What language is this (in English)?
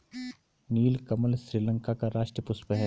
Hindi